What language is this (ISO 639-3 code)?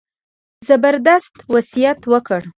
pus